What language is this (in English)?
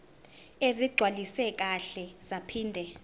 Zulu